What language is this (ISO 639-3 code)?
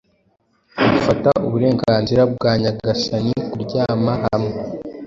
kin